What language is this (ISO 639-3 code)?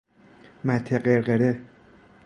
fas